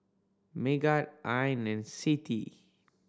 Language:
English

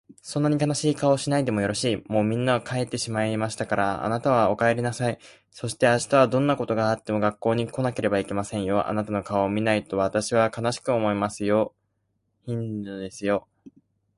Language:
Japanese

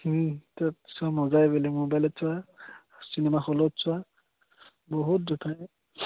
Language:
Assamese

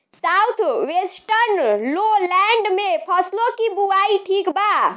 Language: Bhojpuri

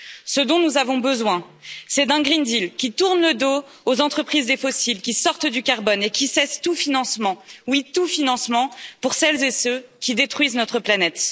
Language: French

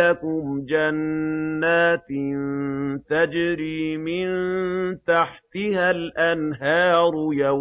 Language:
Arabic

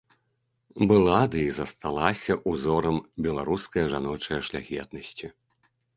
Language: Belarusian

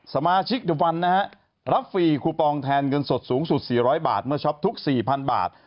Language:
Thai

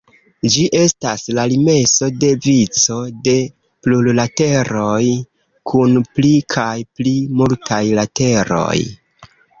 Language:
Esperanto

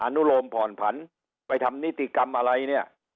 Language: Thai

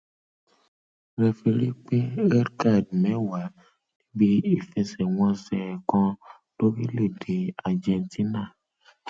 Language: Yoruba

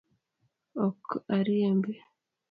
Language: Luo (Kenya and Tanzania)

